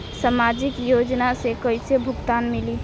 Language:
Bhojpuri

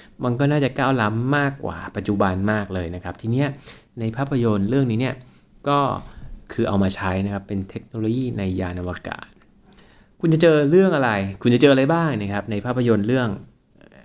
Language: Thai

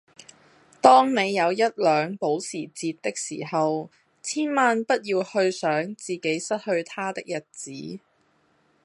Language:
Cantonese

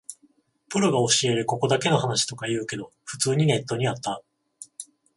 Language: Japanese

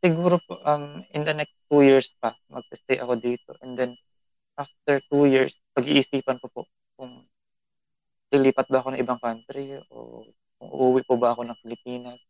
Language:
Filipino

